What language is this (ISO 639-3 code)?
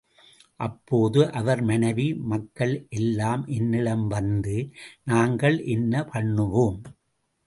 tam